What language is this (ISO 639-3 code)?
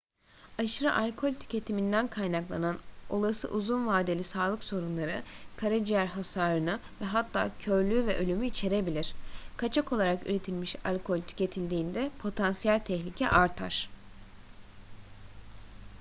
tur